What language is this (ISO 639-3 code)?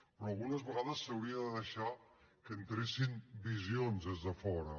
cat